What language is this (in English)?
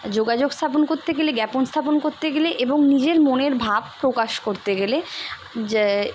Bangla